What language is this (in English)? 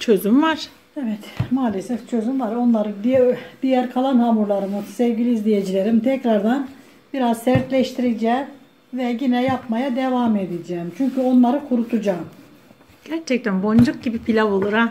Turkish